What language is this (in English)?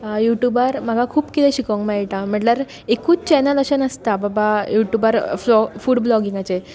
Konkani